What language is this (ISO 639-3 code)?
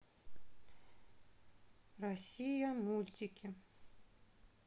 rus